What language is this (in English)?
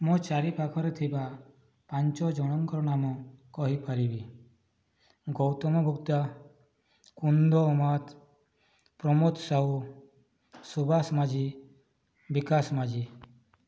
Odia